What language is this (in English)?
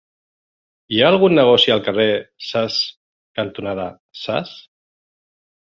Catalan